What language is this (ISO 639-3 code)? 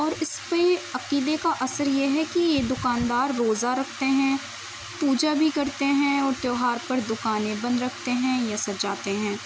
urd